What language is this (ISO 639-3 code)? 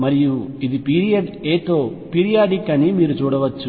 tel